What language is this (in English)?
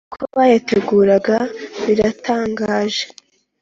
Kinyarwanda